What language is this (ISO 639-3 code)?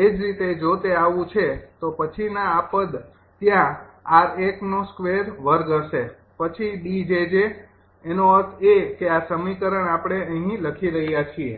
guj